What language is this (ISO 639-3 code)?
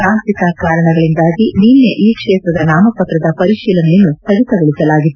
kan